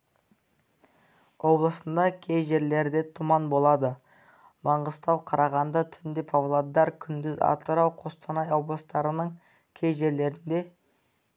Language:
Kazakh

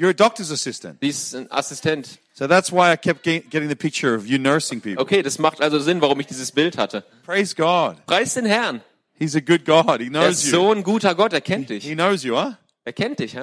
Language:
German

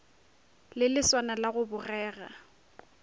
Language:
Northern Sotho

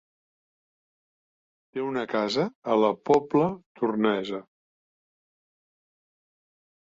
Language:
Catalan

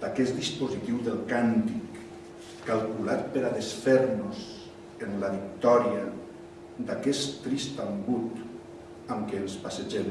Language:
Catalan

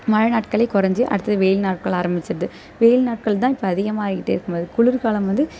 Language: Tamil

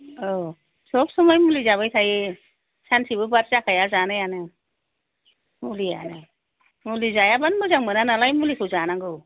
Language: Bodo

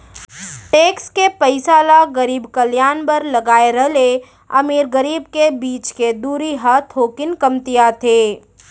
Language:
Chhattisgarhi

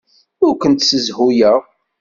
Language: Kabyle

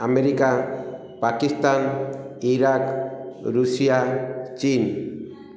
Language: Odia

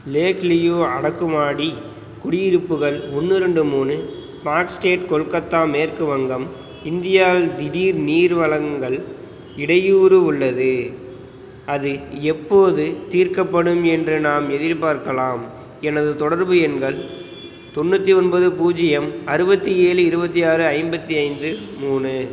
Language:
Tamil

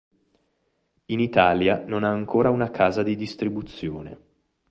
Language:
Italian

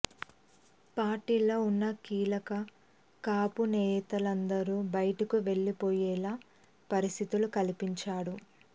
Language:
Telugu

